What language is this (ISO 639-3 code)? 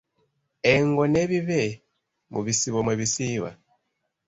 lug